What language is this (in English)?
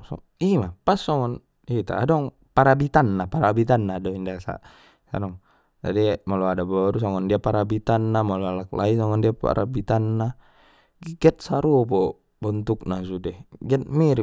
Batak Mandailing